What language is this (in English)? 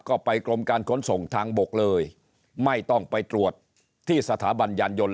Thai